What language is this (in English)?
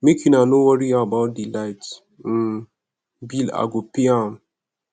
Nigerian Pidgin